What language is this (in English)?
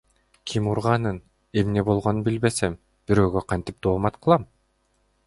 Kyrgyz